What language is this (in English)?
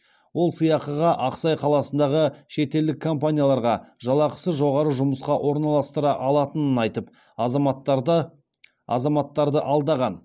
Kazakh